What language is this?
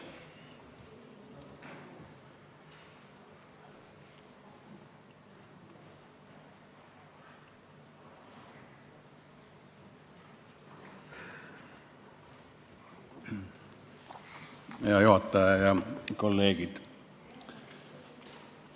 Estonian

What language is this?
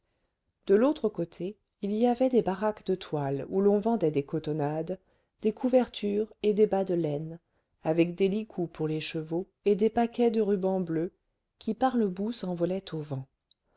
French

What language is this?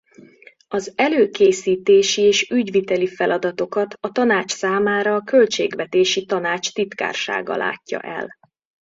Hungarian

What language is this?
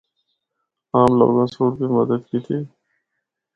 Northern Hindko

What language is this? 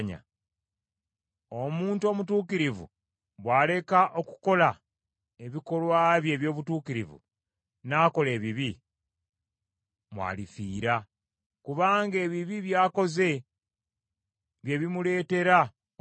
Ganda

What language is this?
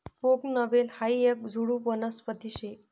Marathi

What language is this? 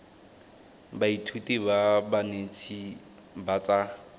Tswana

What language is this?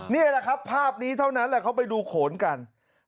Thai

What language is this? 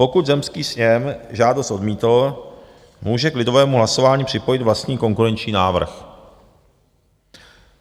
Czech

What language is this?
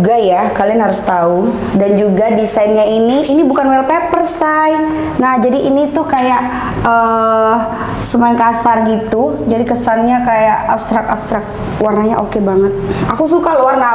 Indonesian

